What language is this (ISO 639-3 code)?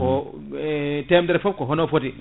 ful